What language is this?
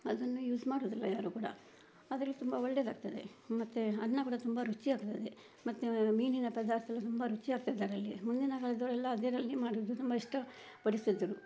Kannada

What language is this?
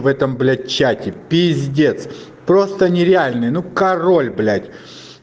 Russian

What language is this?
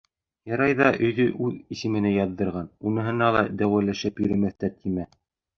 Bashkir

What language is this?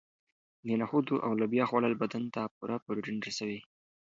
Pashto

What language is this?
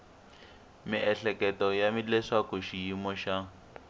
Tsonga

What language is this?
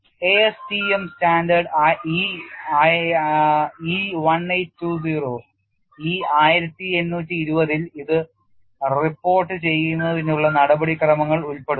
Malayalam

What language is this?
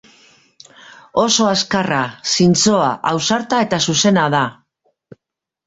Basque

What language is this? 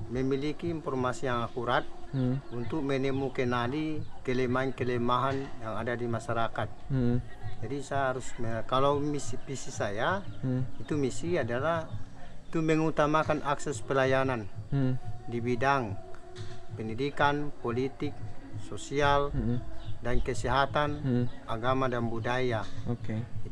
Indonesian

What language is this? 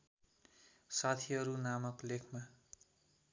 Nepali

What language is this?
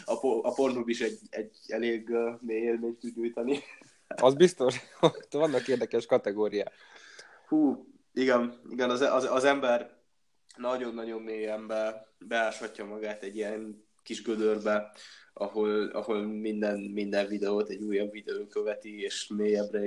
Hungarian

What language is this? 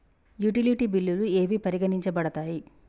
Telugu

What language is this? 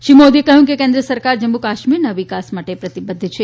Gujarati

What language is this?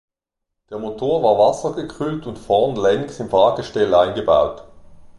German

